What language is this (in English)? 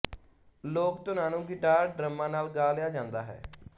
Punjabi